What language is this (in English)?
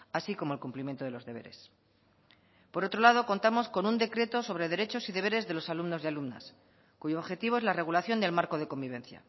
Spanish